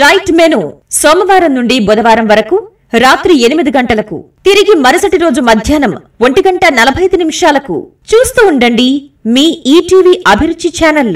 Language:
Telugu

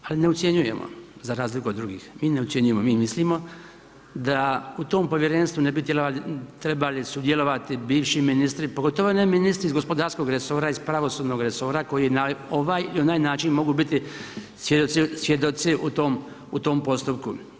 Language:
Croatian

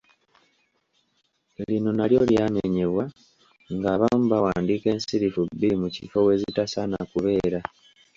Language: Ganda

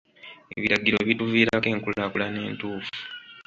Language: Ganda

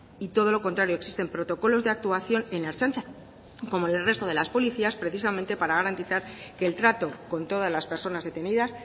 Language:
Spanish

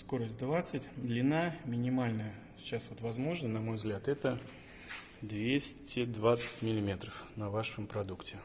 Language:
Russian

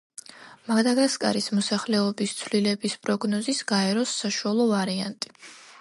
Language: Georgian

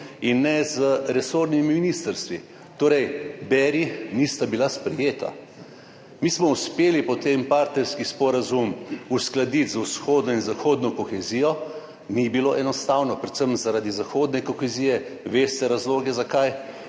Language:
Slovenian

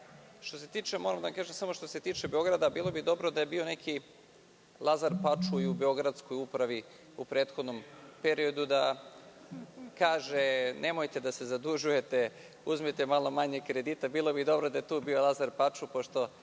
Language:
Serbian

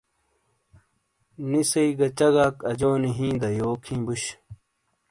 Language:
Shina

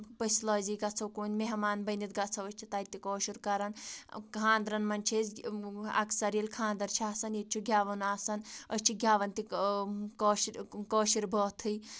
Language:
Kashmiri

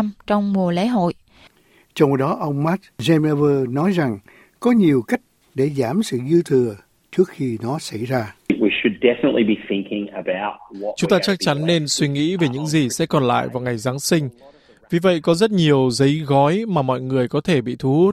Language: Vietnamese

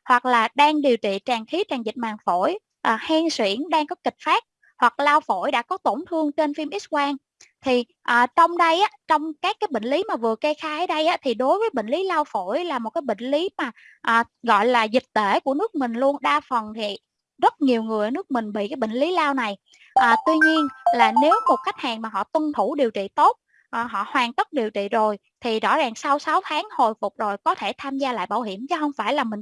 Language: Vietnamese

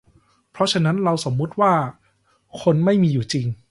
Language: Thai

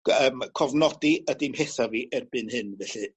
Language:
Welsh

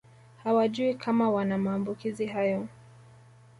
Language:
Swahili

